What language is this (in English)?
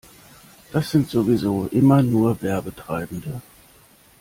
German